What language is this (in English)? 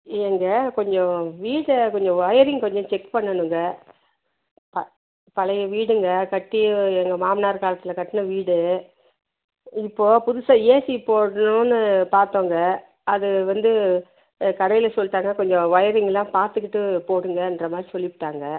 Tamil